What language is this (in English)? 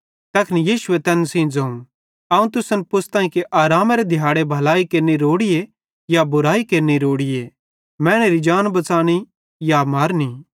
Bhadrawahi